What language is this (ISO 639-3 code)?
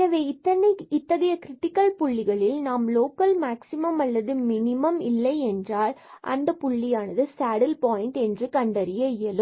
tam